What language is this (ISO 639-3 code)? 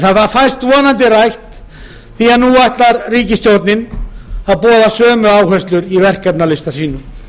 isl